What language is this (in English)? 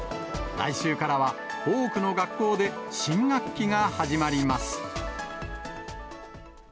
Japanese